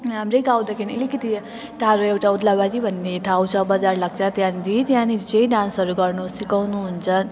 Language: Nepali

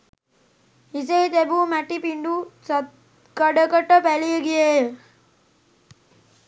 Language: Sinhala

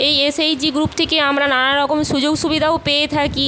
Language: Bangla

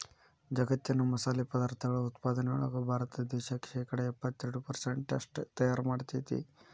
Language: Kannada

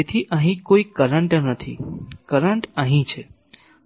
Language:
Gujarati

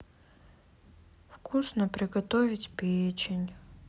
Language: Russian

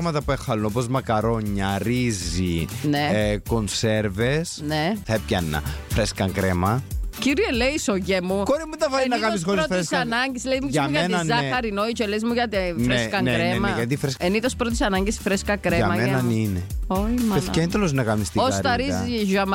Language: Greek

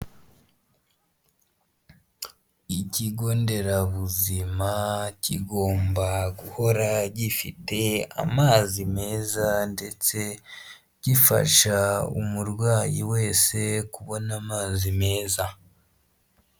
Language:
Kinyarwanda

